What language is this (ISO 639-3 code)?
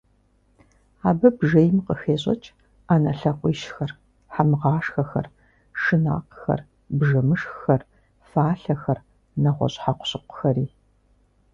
kbd